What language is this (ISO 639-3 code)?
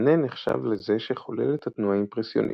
heb